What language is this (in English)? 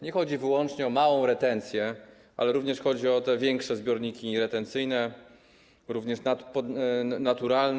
Polish